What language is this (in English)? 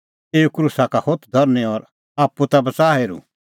Kullu Pahari